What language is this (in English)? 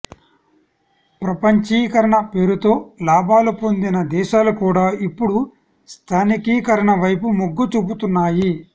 Telugu